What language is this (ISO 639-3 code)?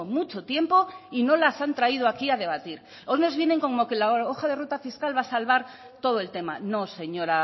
spa